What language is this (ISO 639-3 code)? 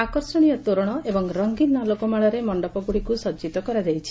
ori